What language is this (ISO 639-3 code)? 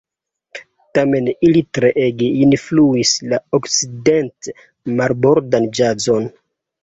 epo